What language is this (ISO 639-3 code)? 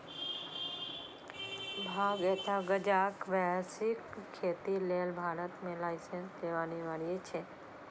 mai